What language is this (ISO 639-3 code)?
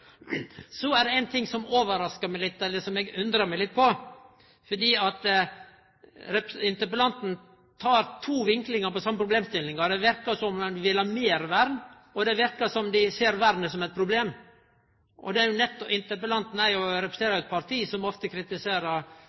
nno